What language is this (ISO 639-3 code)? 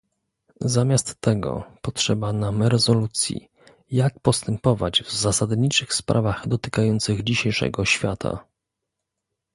pol